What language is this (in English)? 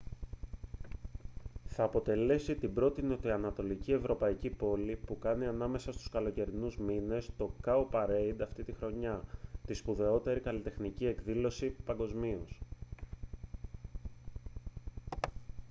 Greek